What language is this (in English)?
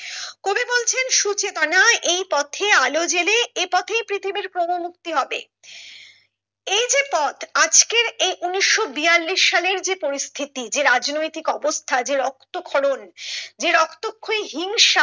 Bangla